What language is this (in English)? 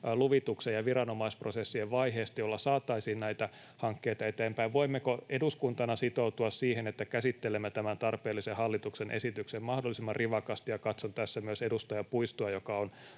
Finnish